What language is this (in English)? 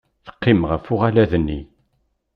Kabyle